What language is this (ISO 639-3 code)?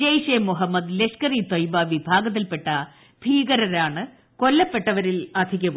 mal